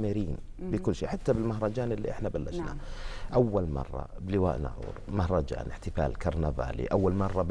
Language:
Arabic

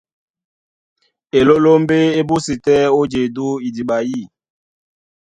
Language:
Duala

